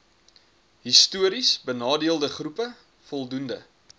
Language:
Afrikaans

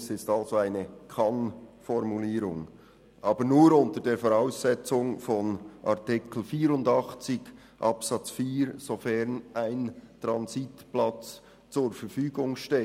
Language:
Swiss German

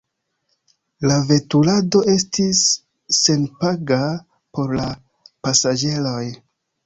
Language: Esperanto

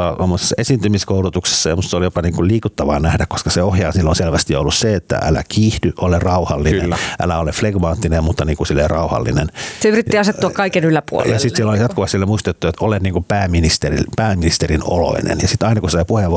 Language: Finnish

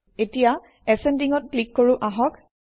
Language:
Assamese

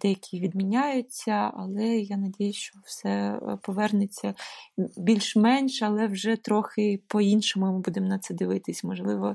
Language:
Ukrainian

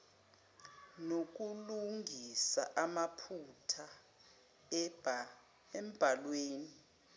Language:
Zulu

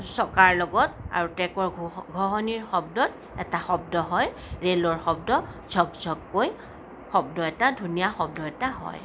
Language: Assamese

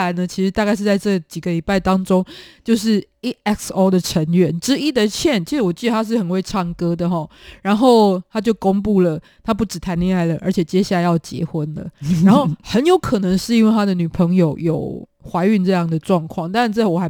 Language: Chinese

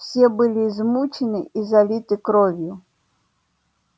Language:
Russian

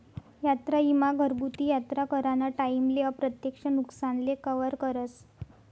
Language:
Marathi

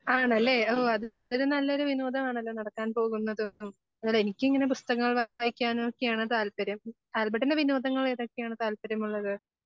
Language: Malayalam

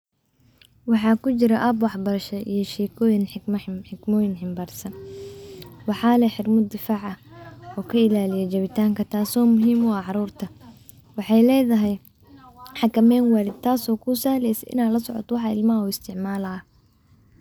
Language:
Somali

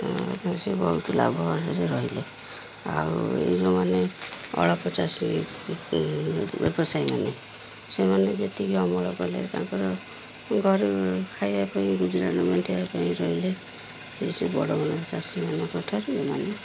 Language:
Odia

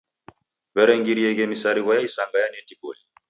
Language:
Taita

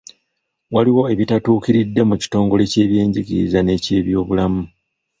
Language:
Ganda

